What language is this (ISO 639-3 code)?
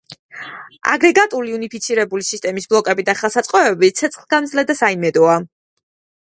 kat